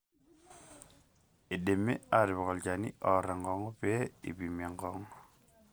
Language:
Masai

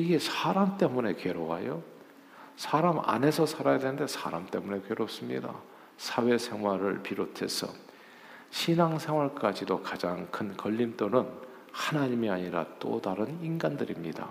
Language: Korean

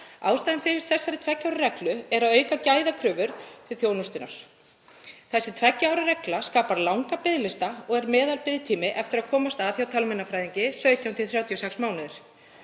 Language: Icelandic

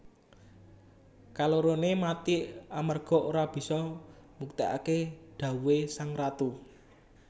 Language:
Javanese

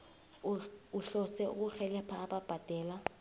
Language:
South Ndebele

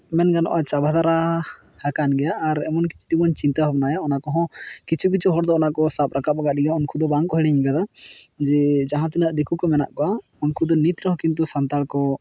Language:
Santali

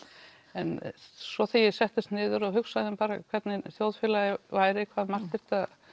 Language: Icelandic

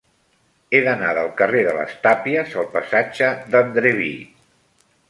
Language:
Catalan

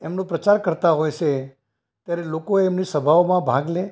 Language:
Gujarati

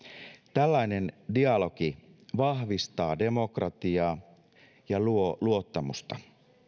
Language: Finnish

